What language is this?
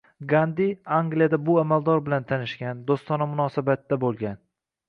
Uzbek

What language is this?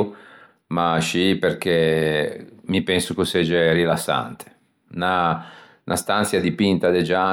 Ligurian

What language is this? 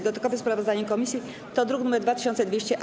Polish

